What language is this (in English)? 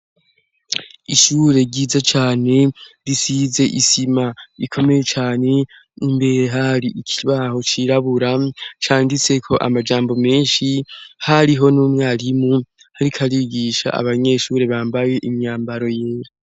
Rundi